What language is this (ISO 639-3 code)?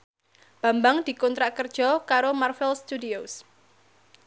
jav